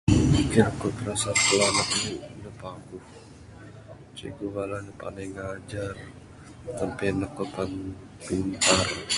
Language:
Bukar-Sadung Bidayuh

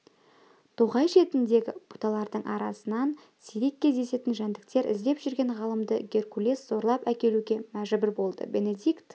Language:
Kazakh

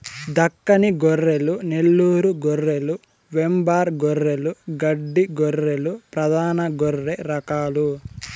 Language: Telugu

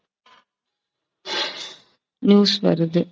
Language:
Tamil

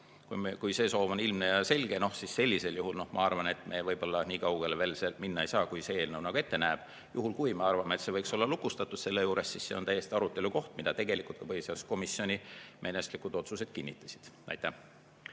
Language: Estonian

